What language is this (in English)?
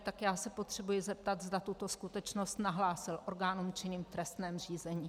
Czech